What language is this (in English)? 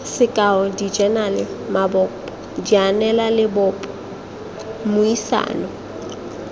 Tswana